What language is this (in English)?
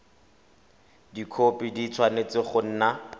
Tswana